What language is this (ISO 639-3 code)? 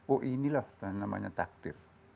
ind